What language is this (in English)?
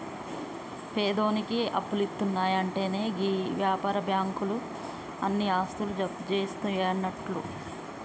Telugu